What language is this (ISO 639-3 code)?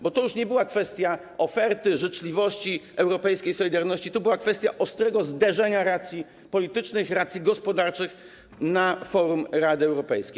pol